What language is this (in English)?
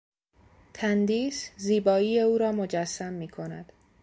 Persian